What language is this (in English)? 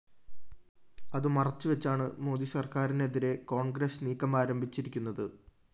Malayalam